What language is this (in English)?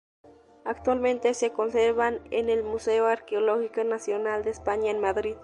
Spanish